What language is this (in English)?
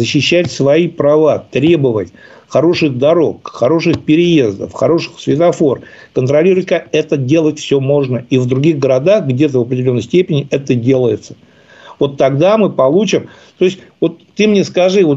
Russian